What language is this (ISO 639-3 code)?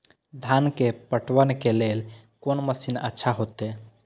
mai